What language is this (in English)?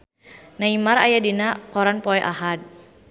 Sundanese